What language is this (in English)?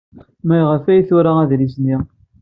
Kabyle